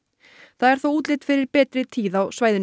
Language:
Icelandic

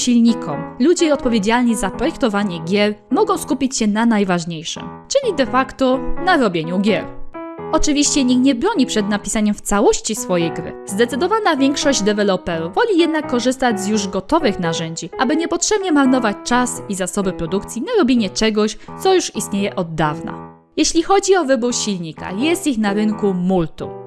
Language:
Polish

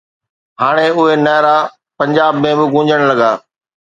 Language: Sindhi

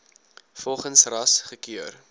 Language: Afrikaans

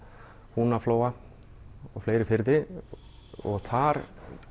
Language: Icelandic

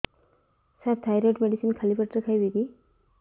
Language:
Odia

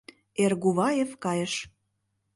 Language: Mari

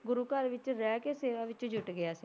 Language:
Punjabi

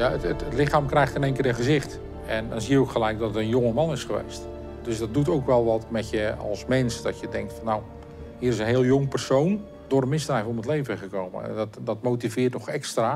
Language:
Dutch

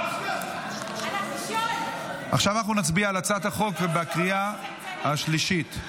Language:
Hebrew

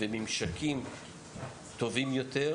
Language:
Hebrew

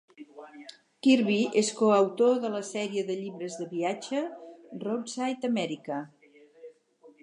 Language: Catalan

